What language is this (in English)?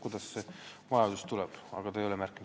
Estonian